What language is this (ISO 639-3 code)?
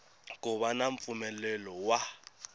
tso